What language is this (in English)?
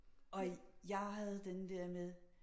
Danish